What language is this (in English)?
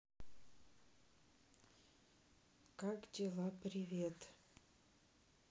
Russian